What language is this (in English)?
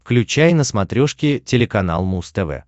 Russian